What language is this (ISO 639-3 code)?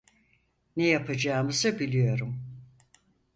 tur